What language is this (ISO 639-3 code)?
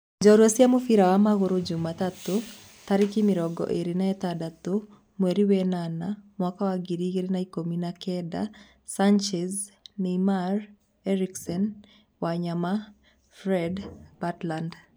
kik